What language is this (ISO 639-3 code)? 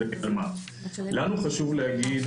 heb